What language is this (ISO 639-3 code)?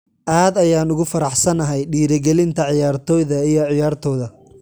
som